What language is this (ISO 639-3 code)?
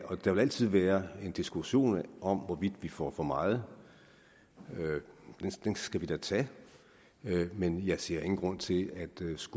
dan